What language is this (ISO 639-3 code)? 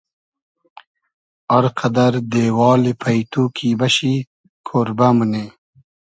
haz